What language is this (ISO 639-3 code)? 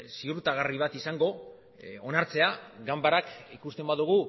eus